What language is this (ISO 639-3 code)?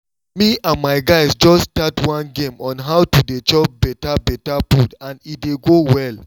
pcm